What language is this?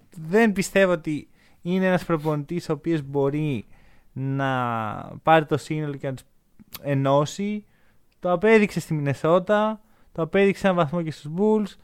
Greek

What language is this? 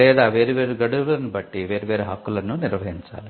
Telugu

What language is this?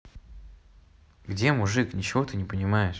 Russian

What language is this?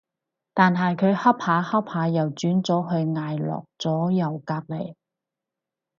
Cantonese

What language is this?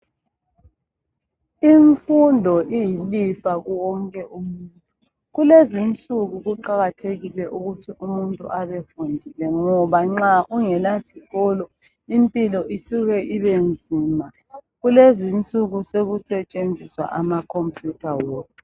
North Ndebele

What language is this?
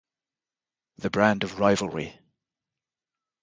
English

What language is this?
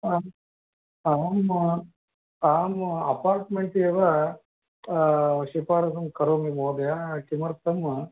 Sanskrit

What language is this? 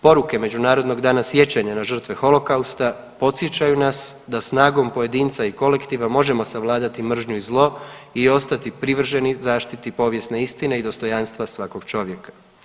Croatian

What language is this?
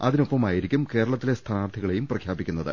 Malayalam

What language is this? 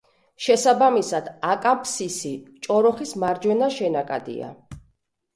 Georgian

